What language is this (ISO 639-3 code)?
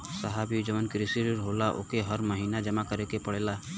bho